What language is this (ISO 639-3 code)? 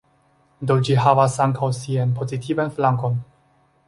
epo